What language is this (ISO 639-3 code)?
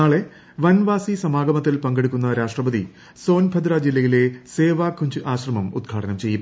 mal